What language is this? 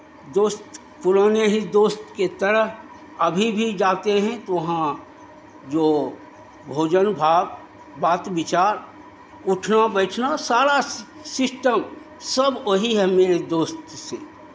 Hindi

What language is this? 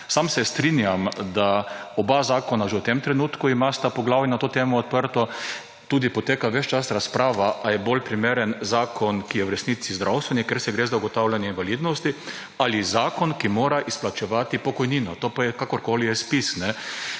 Slovenian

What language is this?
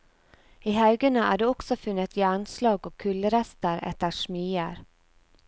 Norwegian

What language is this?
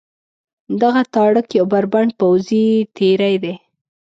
Pashto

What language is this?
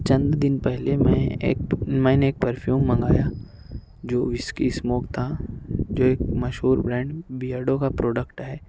Urdu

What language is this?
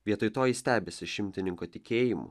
Lithuanian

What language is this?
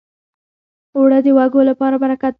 Pashto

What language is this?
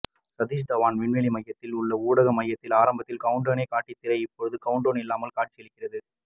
Tamil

